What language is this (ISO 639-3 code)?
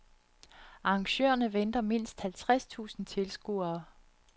dan